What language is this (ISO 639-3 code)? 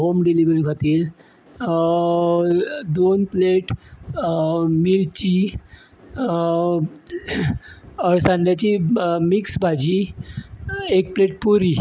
kok